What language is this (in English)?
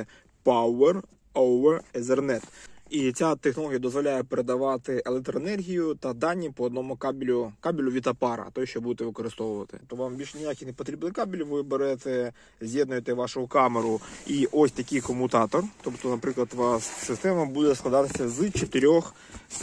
Ukrainian